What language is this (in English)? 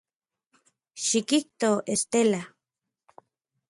Central Puebla Nahuatl